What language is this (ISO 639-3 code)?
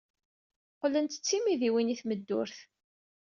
kab